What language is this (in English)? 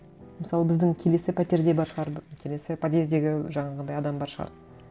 Kazakh